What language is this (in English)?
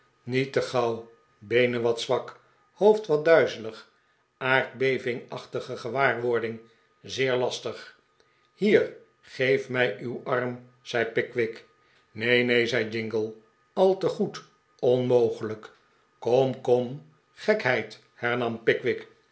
Dutch